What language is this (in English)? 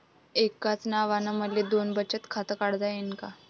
Marathi